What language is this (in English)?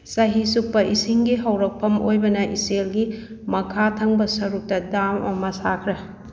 Manipuri